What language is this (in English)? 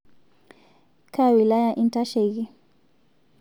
Masai